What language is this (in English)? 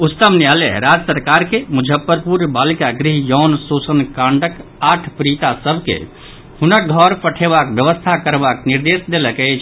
Maithili